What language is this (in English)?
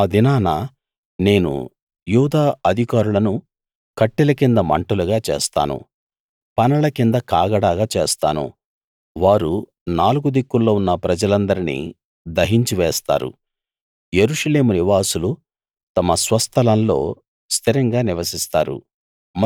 Telugu